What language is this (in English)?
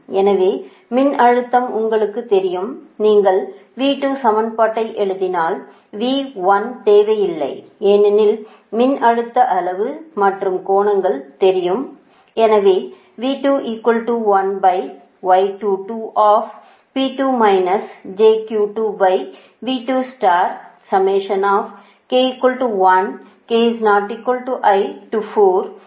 Tamil